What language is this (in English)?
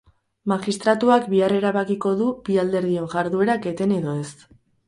Basque